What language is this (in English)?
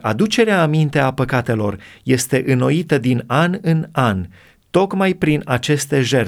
Romanian